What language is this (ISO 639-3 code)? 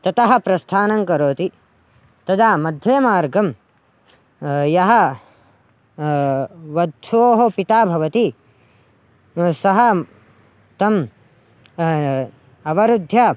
san